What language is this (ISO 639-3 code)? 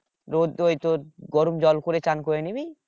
ben